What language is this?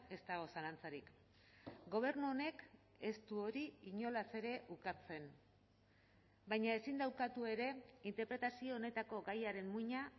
Basque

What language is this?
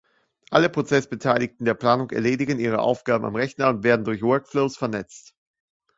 German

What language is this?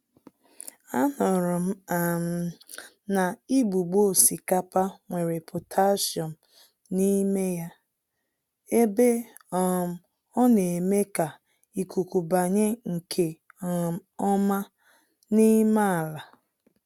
Igbo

